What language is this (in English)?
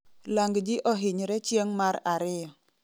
Luo (Kenya and Tanzania)